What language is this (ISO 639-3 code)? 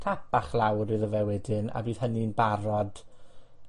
cym